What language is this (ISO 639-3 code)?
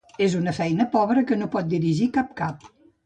cat